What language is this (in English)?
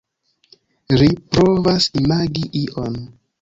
Esperanto